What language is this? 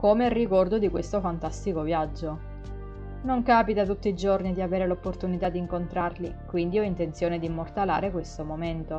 Italian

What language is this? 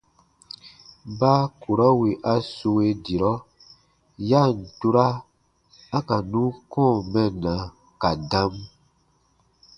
Baatonum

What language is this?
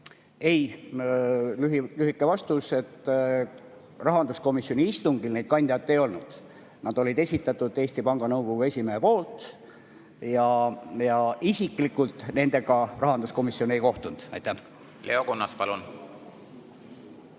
Estonian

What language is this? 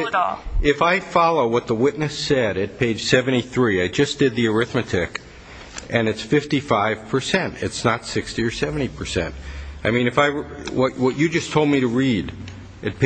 English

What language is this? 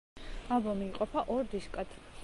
Georgian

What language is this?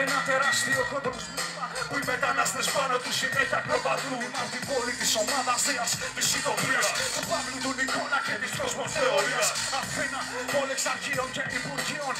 Greek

